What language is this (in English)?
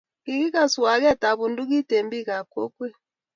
Kalenjin